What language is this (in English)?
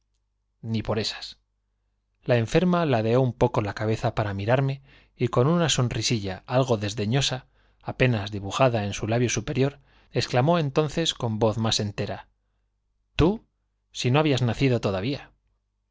Spanish